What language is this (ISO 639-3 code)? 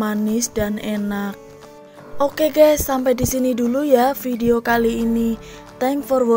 ind